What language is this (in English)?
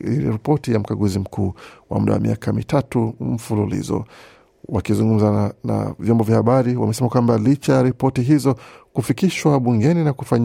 Swahili